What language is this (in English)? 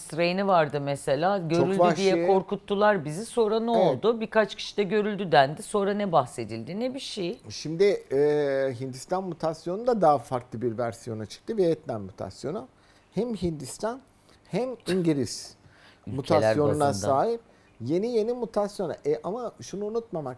Turkish